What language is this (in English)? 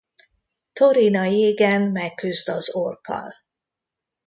Hungarian